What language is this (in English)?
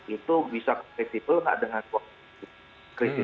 Indonesian